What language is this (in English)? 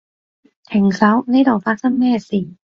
Cantonese